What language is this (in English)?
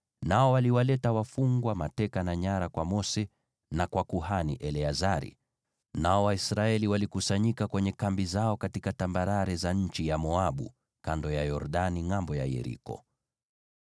Swahili